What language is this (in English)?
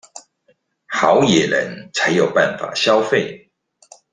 Chinese